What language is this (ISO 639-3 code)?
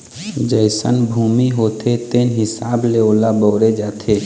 hne